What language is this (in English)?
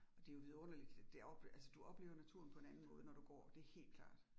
Danish